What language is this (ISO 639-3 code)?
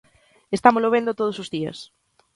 glg